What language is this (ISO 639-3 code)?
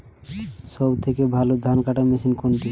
ben